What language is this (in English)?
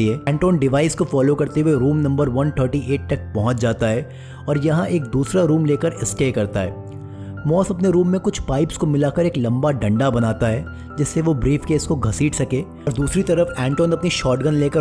Hindi